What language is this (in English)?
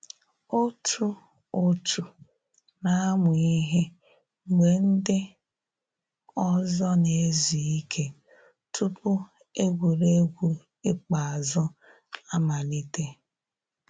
Igbo